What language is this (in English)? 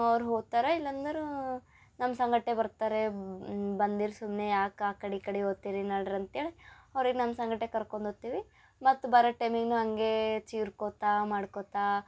Kannada